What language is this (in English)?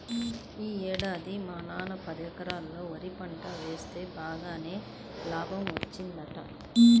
Telugu